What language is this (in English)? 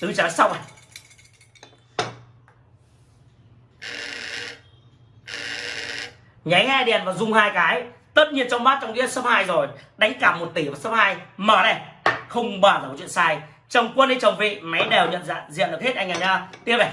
Vietnamese